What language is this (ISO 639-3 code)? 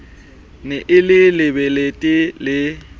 sot